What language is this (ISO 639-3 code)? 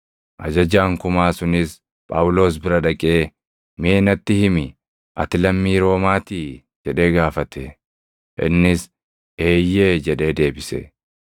orm